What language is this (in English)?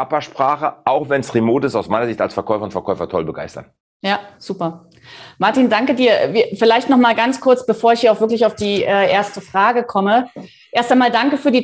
German